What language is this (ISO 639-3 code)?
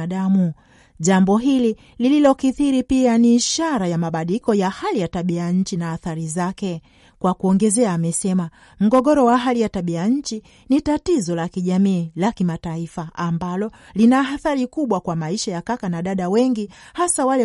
swa